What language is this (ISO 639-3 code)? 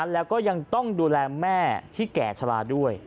tha